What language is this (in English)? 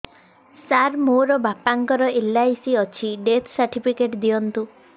Odia